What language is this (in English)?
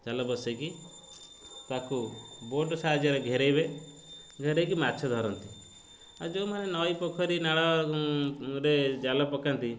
Odia